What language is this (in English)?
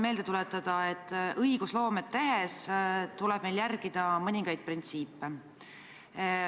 Estonian